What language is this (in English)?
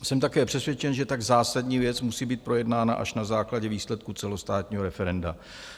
Czech